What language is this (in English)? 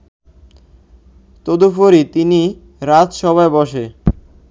Bangla